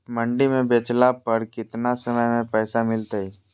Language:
Magahi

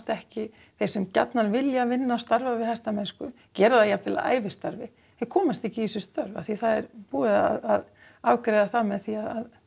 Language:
Icelandic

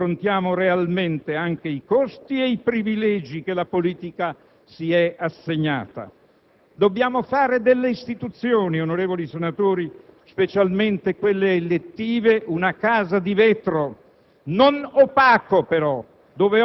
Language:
Italian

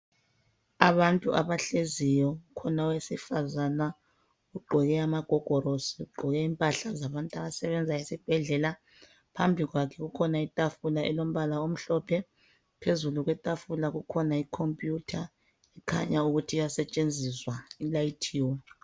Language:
North Ndebele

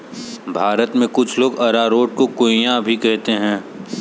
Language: Hindi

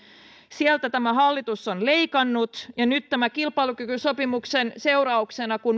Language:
Finnish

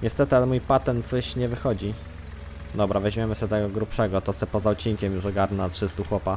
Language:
Polish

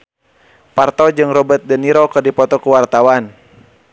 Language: Sundanese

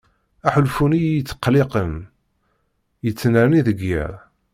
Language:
Kabyle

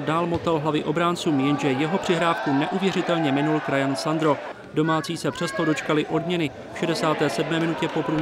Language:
Czech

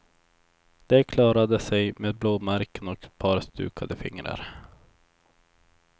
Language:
Swedish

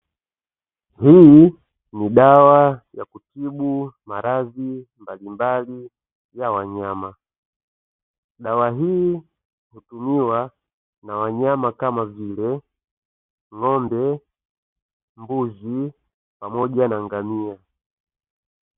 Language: Swahili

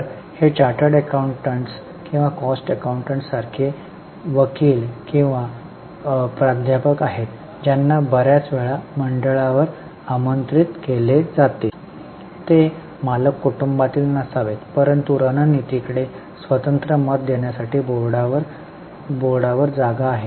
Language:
Marathi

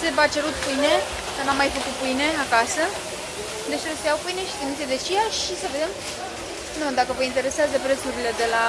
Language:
Romanian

